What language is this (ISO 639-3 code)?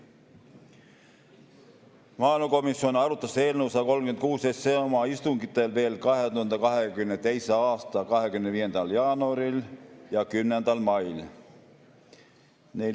est